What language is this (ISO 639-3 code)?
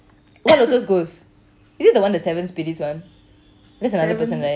eng